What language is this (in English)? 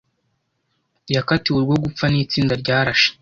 Kinyarwanda